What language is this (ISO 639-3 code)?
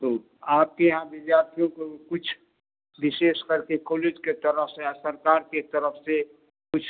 hin